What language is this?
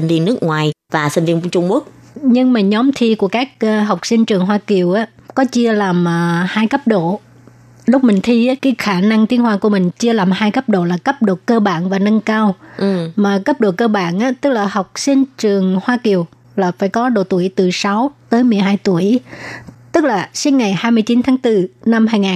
Vietnamese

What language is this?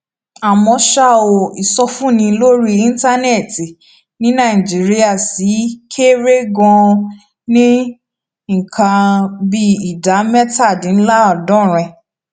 Yoruba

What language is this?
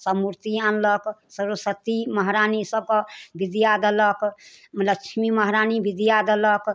Maithili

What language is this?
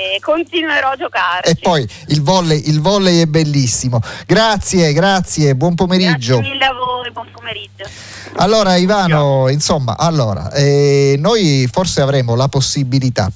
Italian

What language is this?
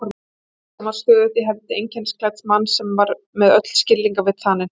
Icelandic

